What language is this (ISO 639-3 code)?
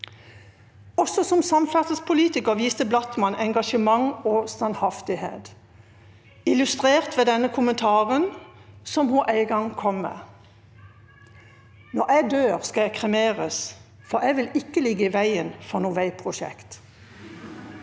nor